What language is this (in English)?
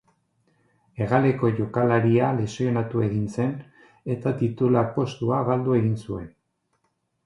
Basque